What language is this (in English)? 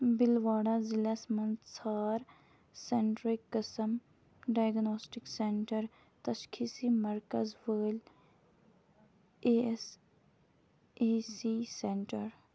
Kashmiri